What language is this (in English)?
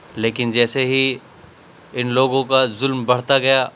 Urdu